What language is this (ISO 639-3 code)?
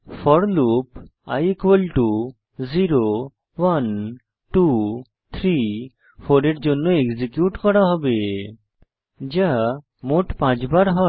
ben